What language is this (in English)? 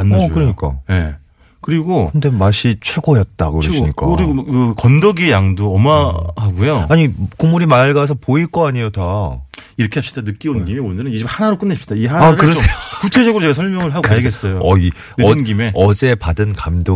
Korean